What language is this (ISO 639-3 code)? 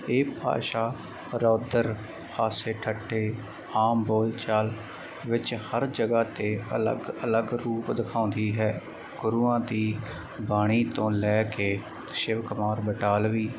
pan